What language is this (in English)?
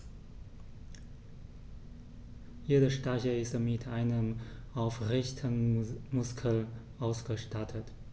German